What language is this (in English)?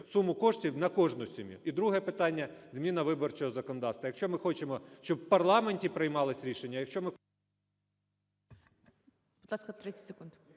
Ukrainian